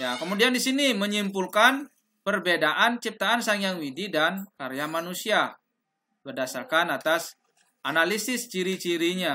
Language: Indonesian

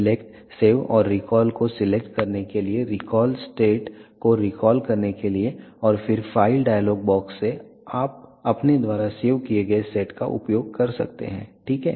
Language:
Hindi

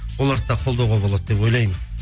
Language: Kazakh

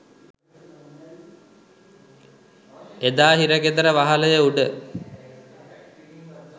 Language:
Sinhala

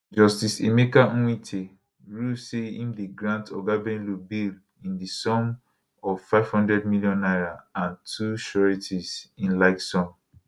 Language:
Nigerian Pidgin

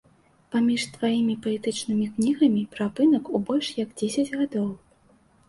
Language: Belarusian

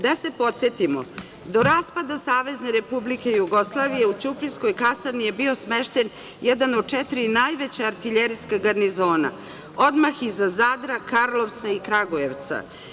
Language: Serbian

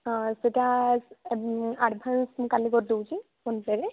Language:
Odia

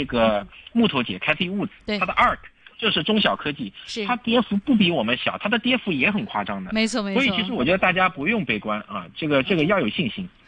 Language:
Chinese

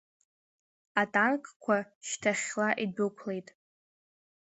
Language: Abkhazian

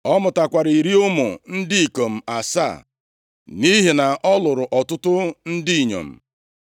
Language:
Igbo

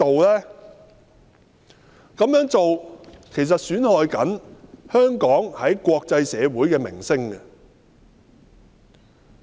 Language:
Cantonese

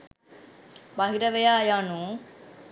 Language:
Sinhala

